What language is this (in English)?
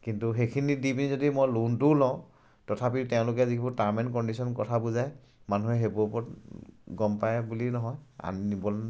Assamese